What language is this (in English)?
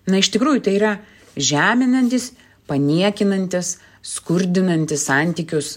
Lithuanian